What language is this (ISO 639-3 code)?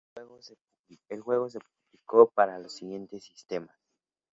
spa